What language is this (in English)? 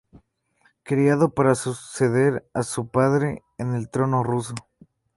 Spanish